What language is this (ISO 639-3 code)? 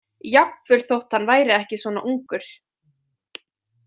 isl